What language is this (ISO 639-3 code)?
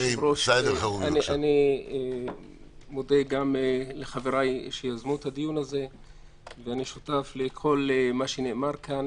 heb